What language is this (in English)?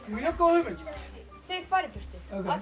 Icelandic